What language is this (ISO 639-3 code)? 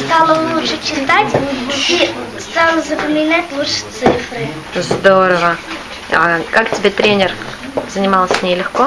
rus